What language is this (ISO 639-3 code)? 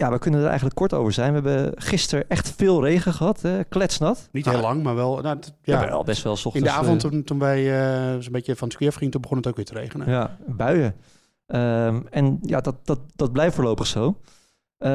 nld